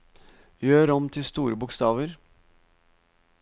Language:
Norwegian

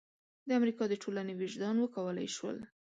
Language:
Pashto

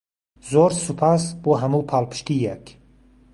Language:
Central Kurdish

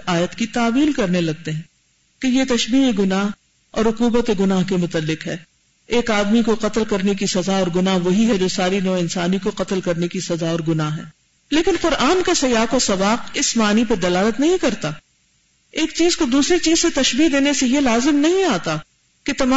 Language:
Urdu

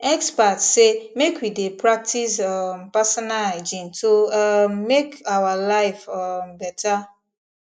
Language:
Nigerian Pidgin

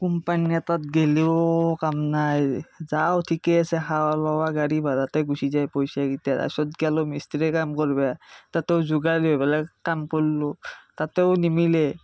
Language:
Assamese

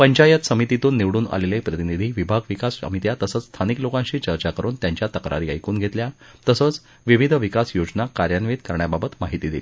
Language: Marathi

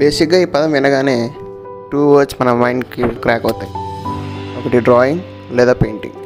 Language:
Telugu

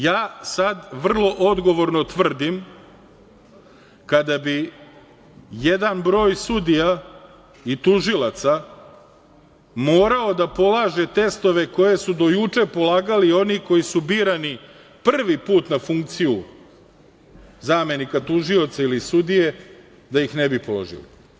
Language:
Serbian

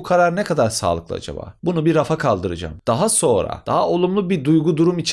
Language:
Turkish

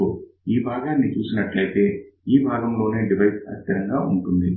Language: Telugu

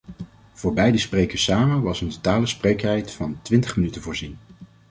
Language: Dutch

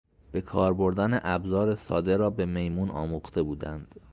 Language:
Persian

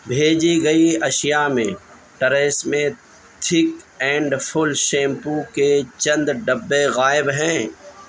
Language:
Urdu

